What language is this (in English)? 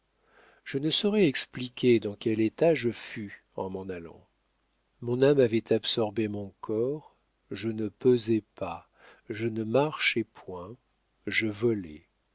French